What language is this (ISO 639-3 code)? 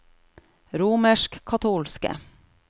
nor